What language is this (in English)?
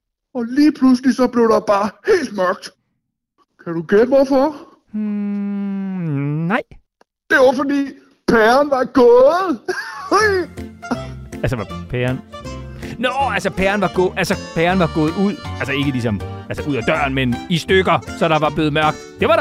Danish